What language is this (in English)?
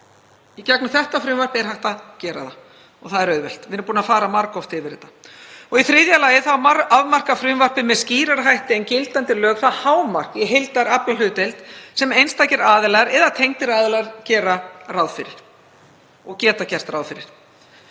Icelandic